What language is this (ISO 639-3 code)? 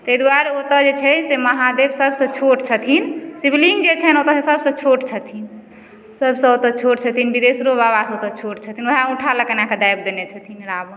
mai